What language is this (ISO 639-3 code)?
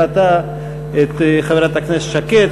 heb